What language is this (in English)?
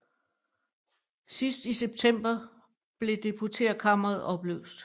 Danish